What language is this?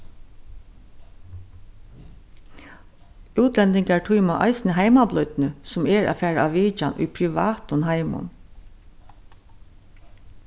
Faroese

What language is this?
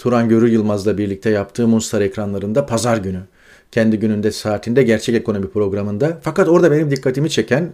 Turkish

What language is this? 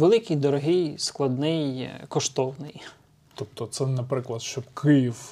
Ukrainian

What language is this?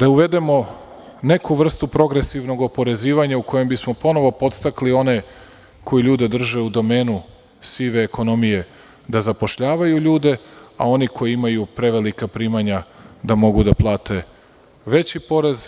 Serbian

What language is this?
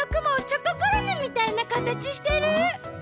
Japanese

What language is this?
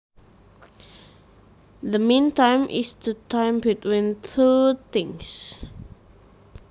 Javanese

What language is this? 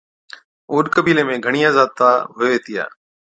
Od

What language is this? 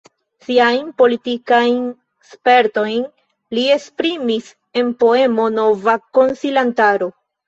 Esperanto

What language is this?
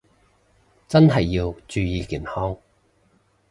Cantonese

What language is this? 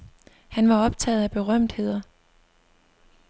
Danish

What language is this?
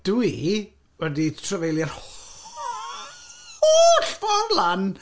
Welsh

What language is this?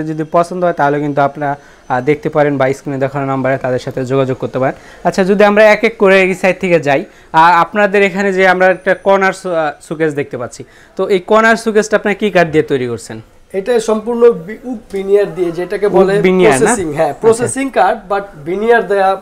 Hindi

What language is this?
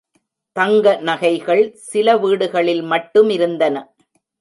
Tamil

